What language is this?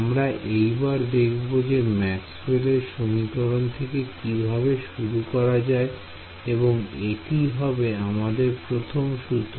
Bangla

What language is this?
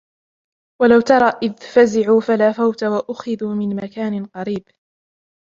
Arabic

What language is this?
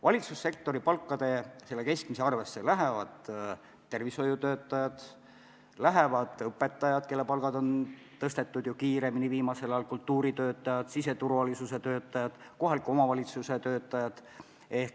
Estonian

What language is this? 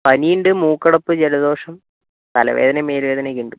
Malayalam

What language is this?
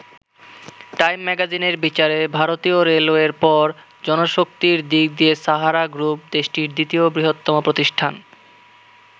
Bangla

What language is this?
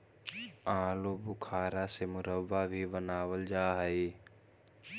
Magahi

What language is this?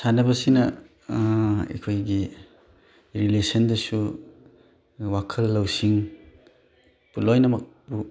Manipuri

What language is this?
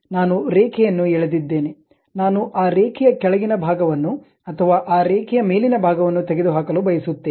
Kannada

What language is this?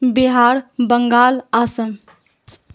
Urdu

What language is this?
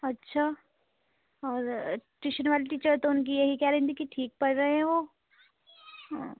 Urdu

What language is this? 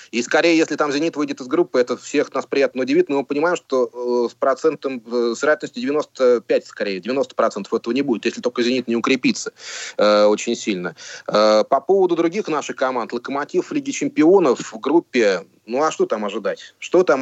Russian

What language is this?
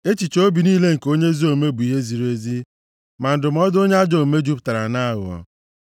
Igbo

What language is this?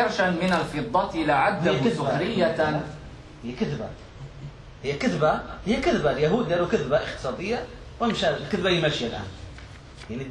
Arabic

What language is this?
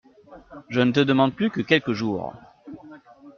French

